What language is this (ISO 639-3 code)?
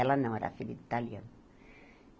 por